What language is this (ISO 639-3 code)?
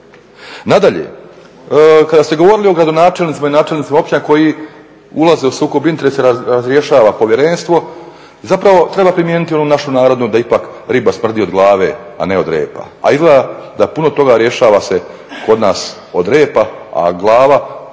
hrv